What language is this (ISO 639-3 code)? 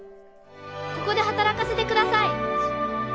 jpn